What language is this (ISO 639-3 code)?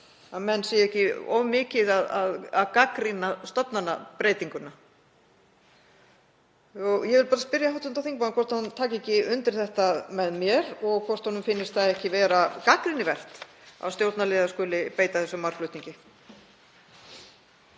isl